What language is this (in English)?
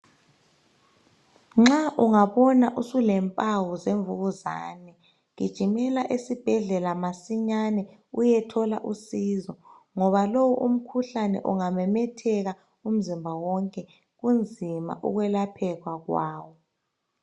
North Ndebele